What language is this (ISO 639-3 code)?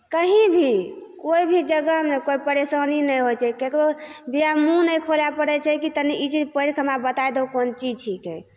mai